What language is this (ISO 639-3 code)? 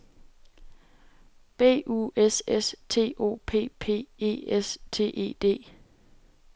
dan